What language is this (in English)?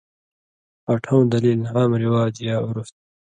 Indus Kohistani